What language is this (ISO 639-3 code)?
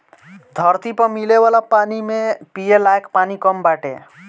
bho